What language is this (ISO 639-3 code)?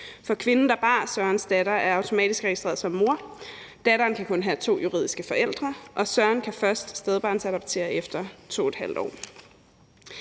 dan